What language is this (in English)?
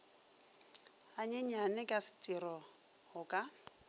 Northern Sotho